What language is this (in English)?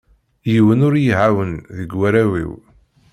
Kabyle